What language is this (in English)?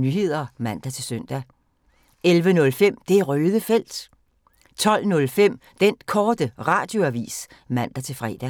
Danish